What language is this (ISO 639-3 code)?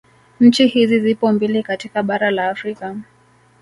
swa